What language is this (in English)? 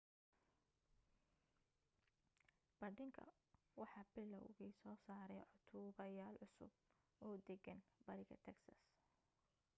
Somali